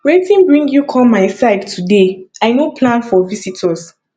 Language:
Nigerian Pidgin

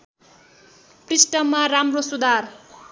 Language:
Nepali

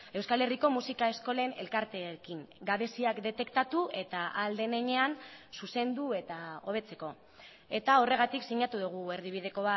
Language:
Basque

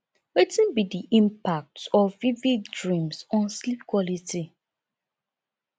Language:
Nigerian Pidgin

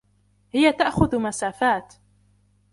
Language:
Arabic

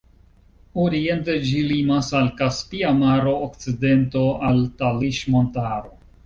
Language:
Esperanto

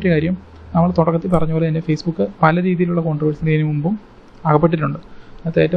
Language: Malayalam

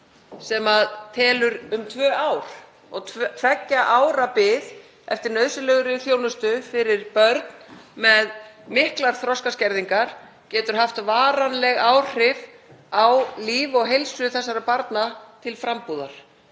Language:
Icelandic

